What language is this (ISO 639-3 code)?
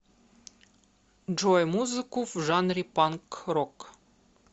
rus